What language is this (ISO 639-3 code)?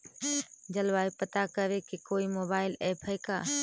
mag